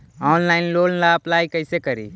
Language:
Magahi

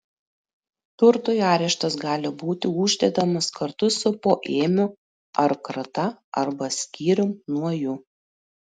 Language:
Lithuanian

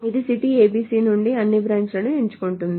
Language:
Telugu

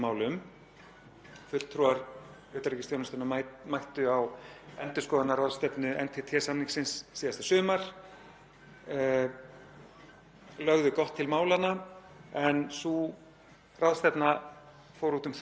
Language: Icelandic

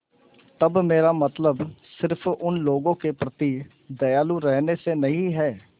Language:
Hindi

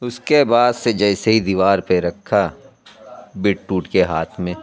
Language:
Urdu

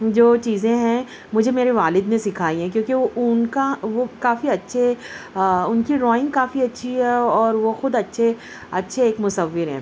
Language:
Urdu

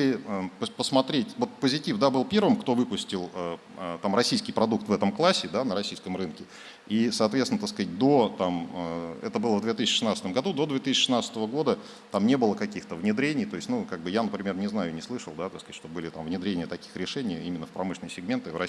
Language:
Russian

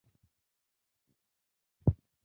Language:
Bangla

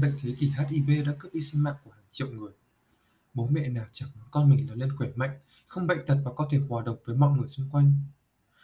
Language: Vietnamese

